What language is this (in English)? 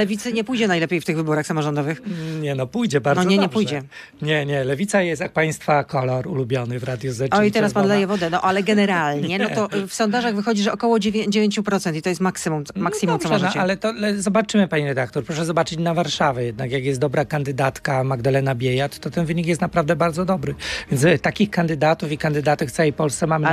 Polish